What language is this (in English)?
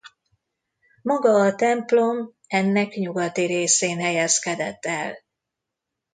Hungarian